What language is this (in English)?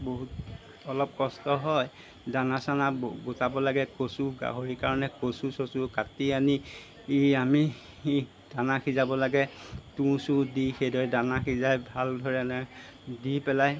Assamese